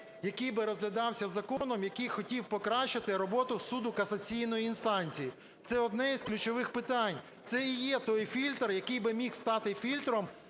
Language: Ukrainian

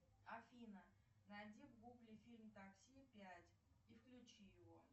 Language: Russian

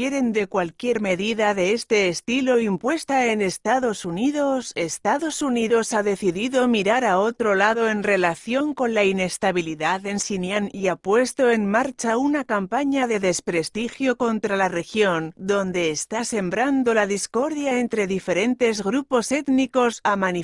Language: Spanish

